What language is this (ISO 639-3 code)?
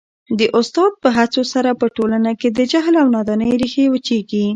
pus